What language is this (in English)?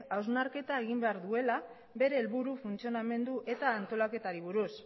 Basque